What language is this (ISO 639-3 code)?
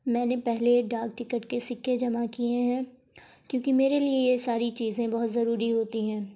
urd